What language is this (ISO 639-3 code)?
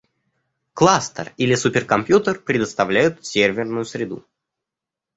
rus